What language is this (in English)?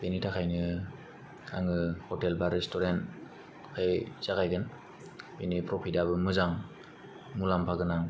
Bodo